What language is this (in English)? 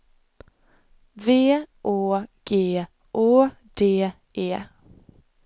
Swedish